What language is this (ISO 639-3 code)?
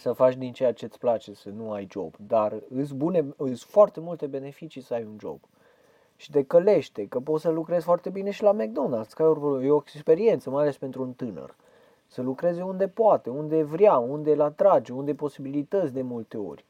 ron